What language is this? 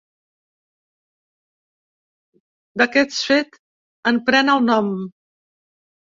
Catalan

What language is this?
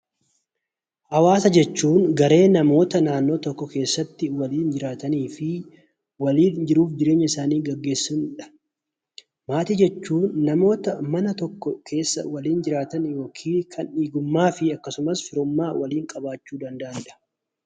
Oromo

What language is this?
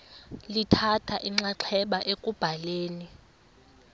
Xhosa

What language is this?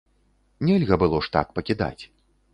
Belarusian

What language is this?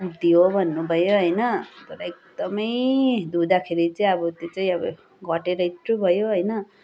Nepali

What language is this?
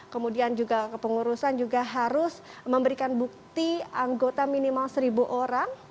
Indonesian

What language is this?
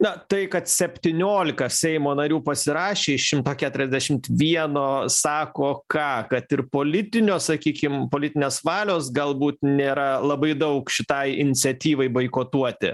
Lithuanian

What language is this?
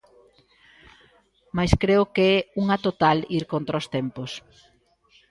Galician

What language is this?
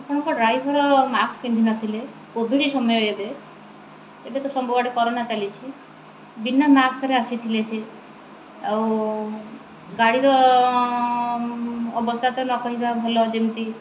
Odia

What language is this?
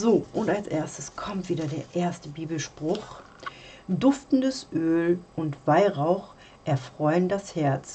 German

